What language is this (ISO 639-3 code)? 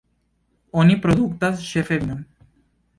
epo